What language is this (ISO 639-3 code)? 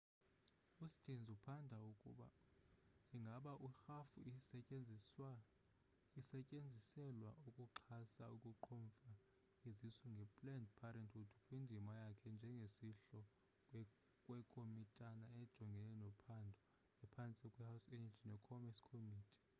xho